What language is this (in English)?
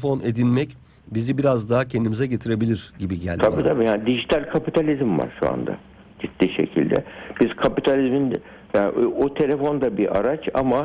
Turkish